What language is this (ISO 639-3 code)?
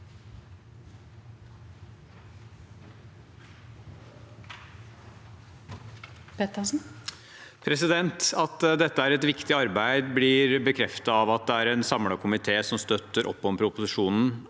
nor